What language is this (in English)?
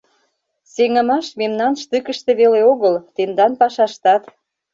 Mari